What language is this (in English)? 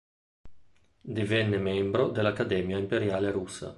Italian